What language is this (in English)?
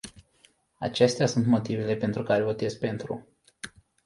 Romanian